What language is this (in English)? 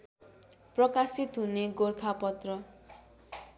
Nepali